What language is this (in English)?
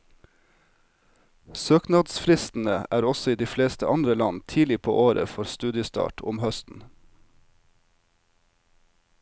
Norwegian